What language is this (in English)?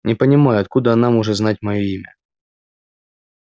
Russian